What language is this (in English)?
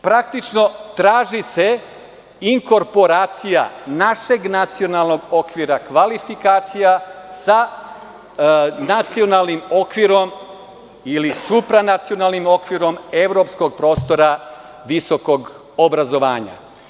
Serbian